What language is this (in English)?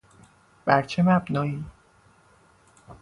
Persian